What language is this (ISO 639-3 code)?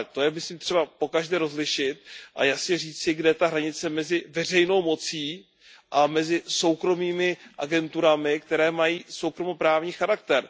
ces